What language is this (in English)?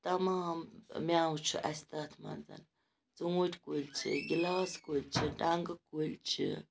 Kashmiri